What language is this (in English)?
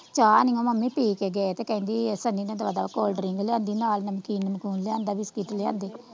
Punjabi